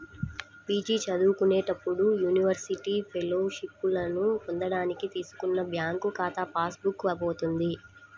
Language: Telugu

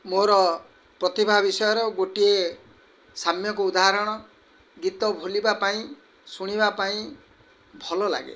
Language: Odia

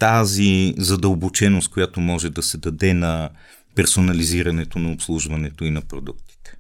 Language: Bulgarian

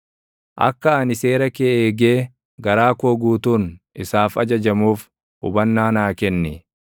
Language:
Oromo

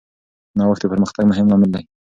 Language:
Pashto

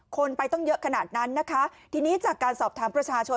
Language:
Thai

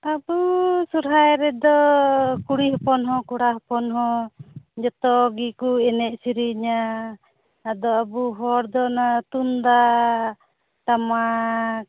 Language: Santali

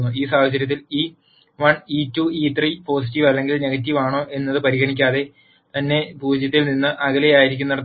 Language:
Malayalam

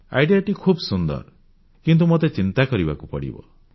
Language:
Odia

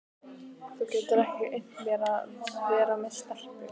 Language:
Icelandic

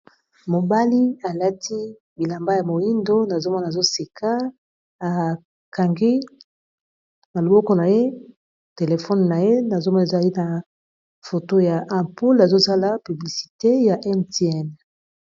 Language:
Lingala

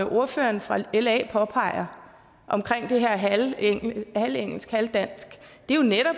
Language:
Danish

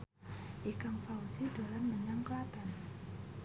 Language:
Javanese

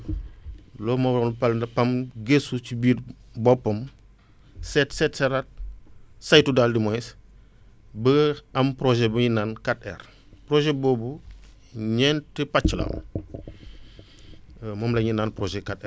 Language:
Wolof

